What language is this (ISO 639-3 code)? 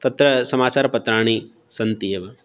san